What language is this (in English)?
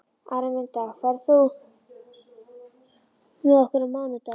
Icelandic